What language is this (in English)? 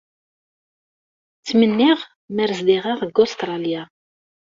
Kabyle